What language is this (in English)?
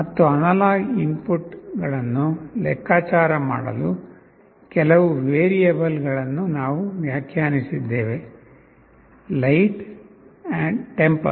Kannada